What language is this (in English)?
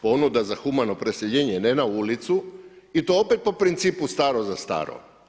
Croatian